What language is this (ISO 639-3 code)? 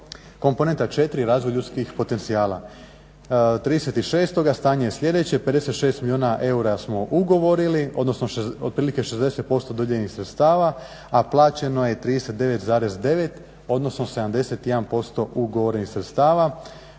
hrv